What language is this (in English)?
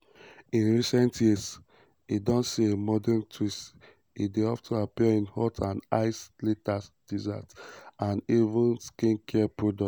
Nigerian Pidgin